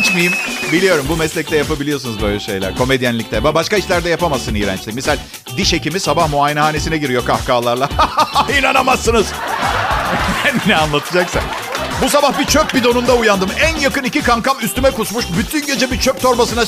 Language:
Turkish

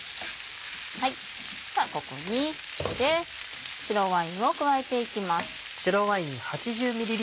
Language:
Japanese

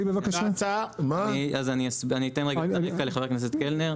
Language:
Hebrew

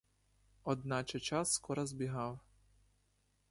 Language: Ukrainian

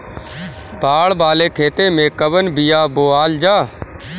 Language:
Bhojpuri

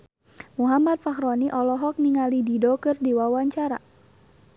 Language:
Sundanese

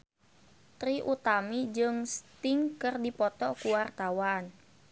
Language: Sundanese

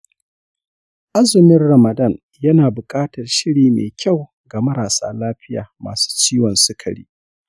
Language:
Hausa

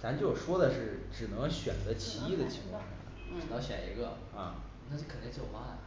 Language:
Chinese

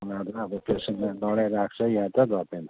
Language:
Nepali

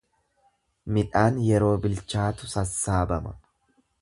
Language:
Oromo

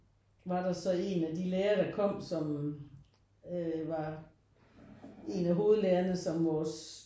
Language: Danish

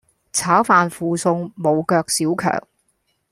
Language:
Cantonese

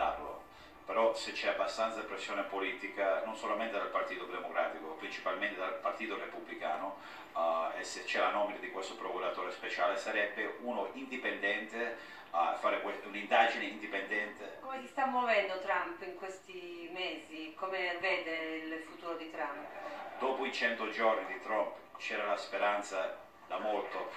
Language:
Italian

